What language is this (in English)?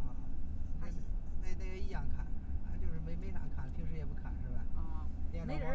Chinese